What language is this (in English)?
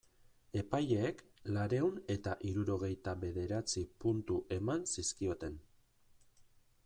Basque